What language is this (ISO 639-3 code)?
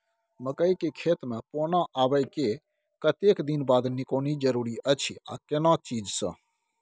mai